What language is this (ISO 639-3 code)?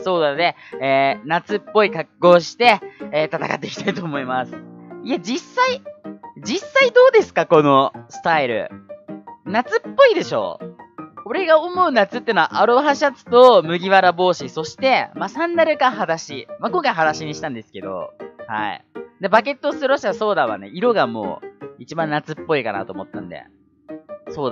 jpn